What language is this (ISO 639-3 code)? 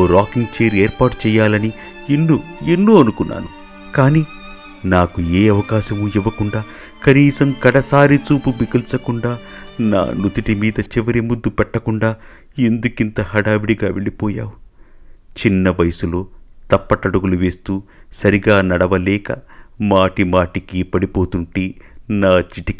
tel